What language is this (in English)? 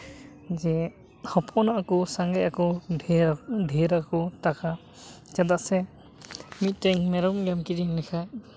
Santali